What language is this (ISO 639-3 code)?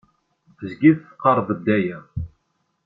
kab